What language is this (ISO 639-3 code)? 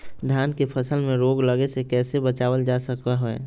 mag